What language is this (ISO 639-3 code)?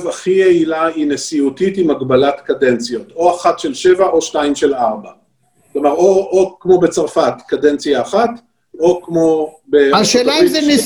heb